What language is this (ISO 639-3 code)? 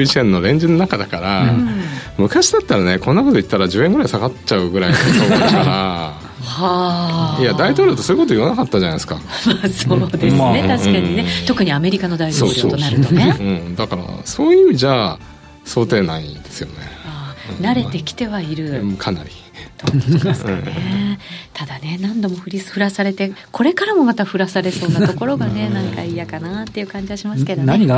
jpn